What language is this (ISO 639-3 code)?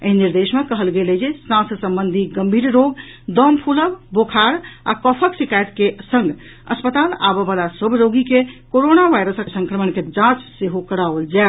mai